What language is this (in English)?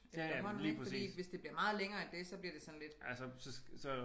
Danish